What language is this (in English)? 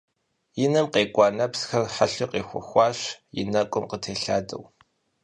Kabardian